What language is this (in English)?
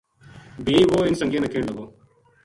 Gujari